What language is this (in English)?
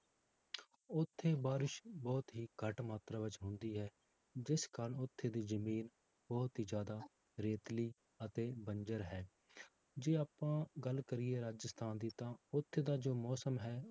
Punjabi